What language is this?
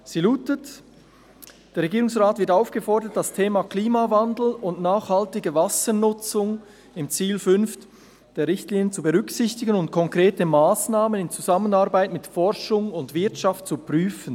Swiss German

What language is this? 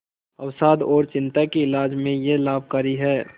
Hindi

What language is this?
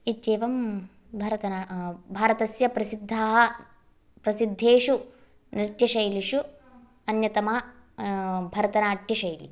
Sanskrit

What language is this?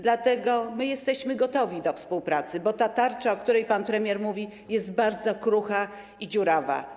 Polish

